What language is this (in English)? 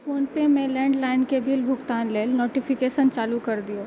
Maithili